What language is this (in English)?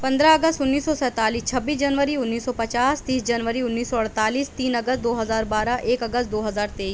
Urdu